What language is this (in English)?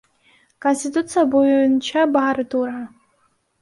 Kyrgyz